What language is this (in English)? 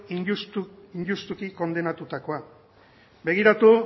Basque